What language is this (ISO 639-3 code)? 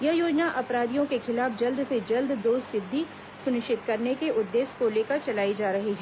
hin